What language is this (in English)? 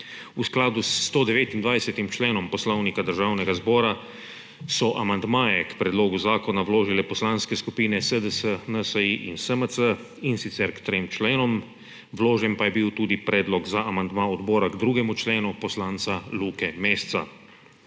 Slovenian